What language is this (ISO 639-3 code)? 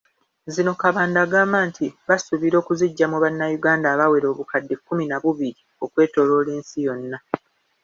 lug